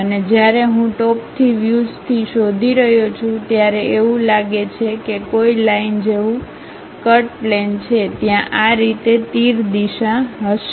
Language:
Gujarati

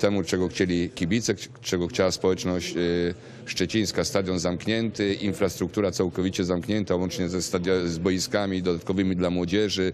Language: Polish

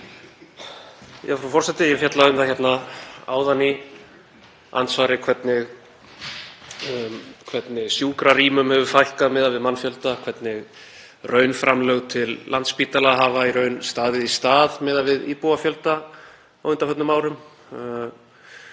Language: Icelandic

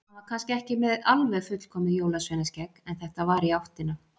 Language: Icelandic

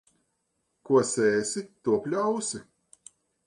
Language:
Latvian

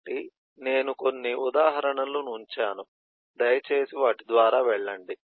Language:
Telugu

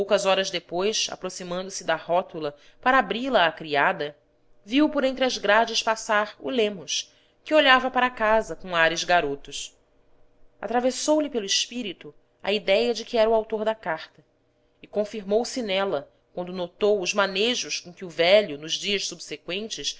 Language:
Portuguese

